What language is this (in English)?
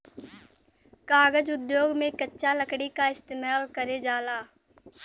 Bhojpuri